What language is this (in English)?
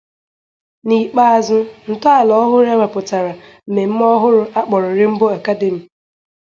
Igbo